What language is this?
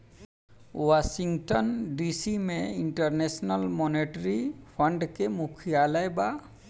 Bhojpuri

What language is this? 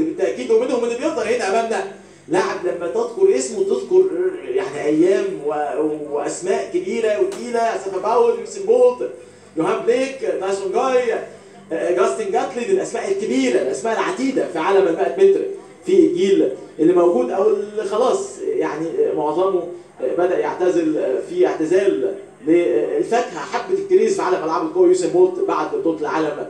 Arabic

